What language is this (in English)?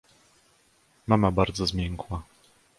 Polish